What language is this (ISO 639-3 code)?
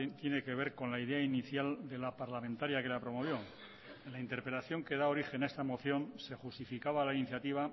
spa